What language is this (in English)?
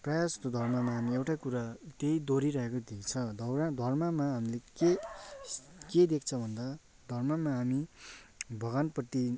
Nepali